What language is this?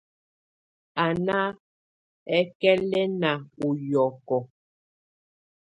Tunen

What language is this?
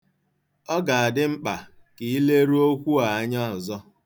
Igbo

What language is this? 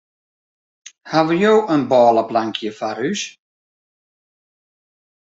Western Frisian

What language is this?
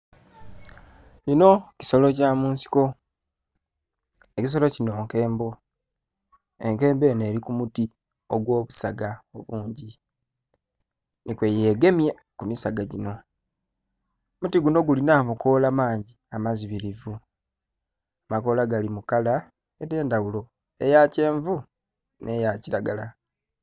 Soga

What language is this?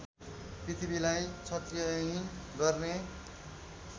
Nepali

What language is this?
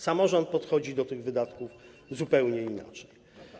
Polish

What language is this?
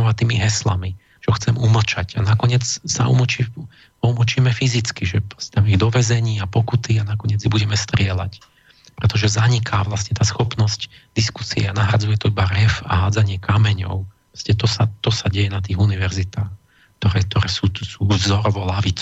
Slovak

